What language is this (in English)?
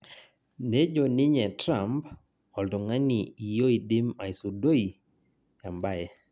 Masai